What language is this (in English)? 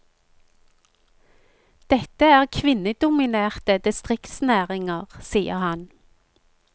Norwegian